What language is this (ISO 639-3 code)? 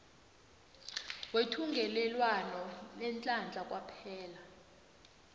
nbl